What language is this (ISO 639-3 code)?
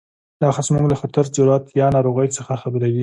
pus